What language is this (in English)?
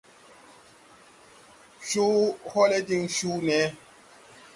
Tupuri